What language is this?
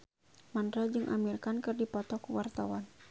Sundanese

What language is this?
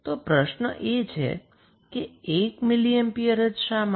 Gujarati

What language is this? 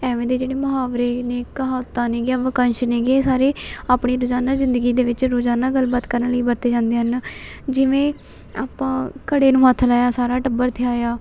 Punjabi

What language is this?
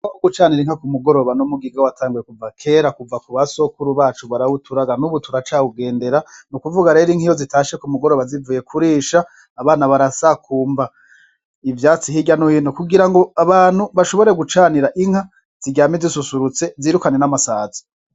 Rundi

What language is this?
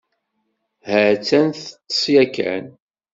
Kabyle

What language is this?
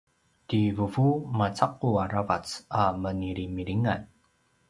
Paiwan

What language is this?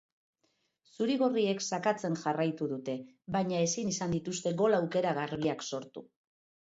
Basque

